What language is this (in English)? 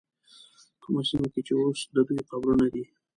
Pashto